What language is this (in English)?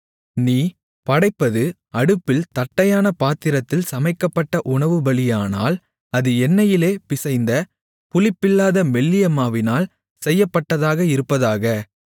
Tamil